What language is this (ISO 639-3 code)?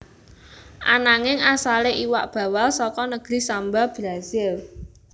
jav